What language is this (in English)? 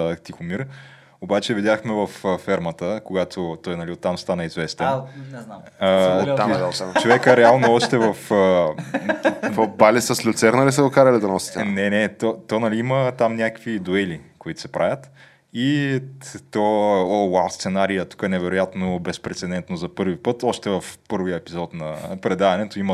Bulgarian